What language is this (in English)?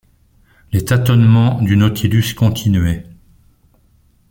French